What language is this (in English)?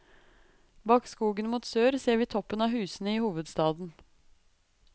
Norwegian